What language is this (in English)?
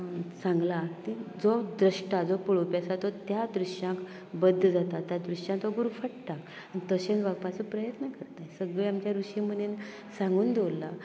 Konkani